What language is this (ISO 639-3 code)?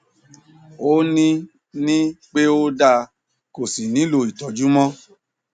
yor